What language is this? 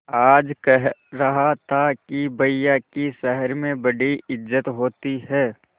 Hindi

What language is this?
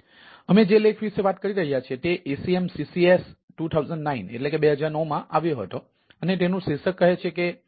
Gujarati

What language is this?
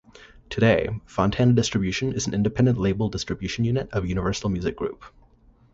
English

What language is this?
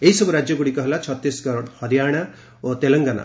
Odia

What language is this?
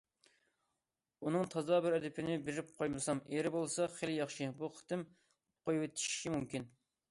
Uyghur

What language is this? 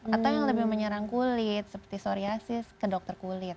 Indonesian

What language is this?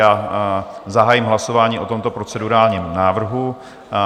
Czech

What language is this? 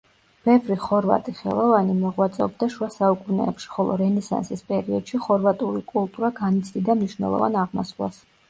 Georgian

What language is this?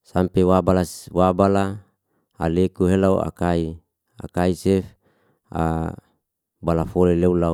Liana-Seti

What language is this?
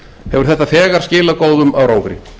Icelandic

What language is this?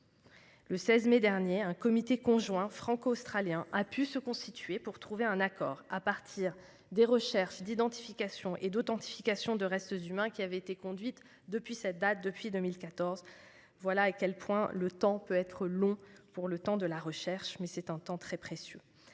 French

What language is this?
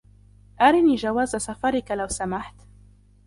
Arabic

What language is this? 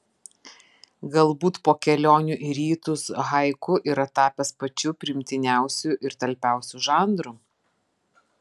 Lithuanian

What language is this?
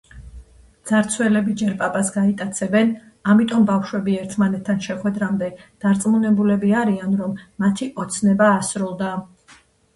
Georgian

